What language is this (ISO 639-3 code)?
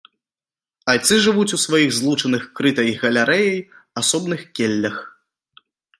bel